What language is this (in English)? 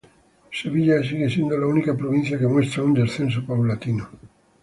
Spanish